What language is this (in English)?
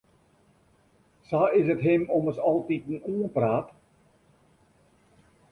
Western Frisian